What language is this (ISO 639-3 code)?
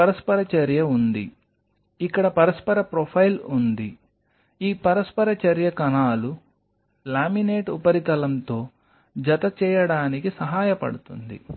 tel